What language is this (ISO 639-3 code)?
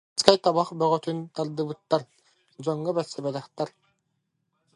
sah